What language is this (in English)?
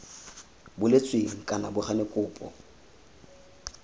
Tswana